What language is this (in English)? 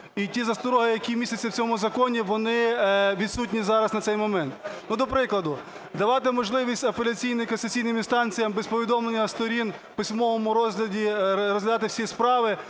Ukrainian